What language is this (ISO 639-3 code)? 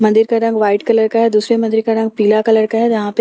hin